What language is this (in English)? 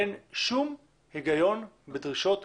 Hebrew